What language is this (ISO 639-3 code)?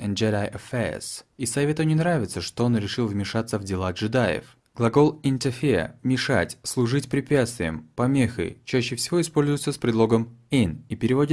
rus